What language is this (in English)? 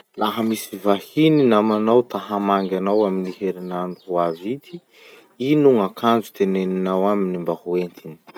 Masikoro Malagasy